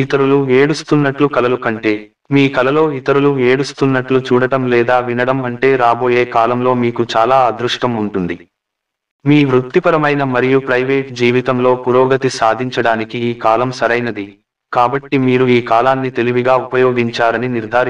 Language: Hindi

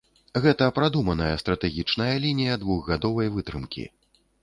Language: Belarusian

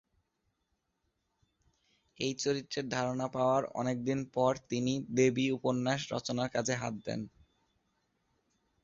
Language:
Bangla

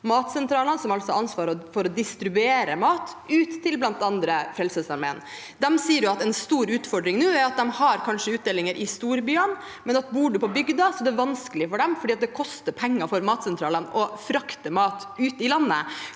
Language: Norwegian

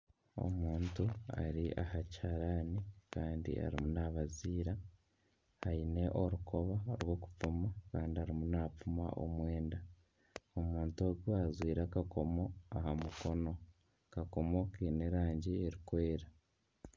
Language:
Nyankole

